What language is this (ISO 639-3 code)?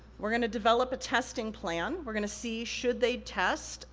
eng